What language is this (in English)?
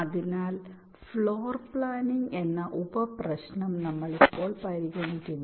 Malayalam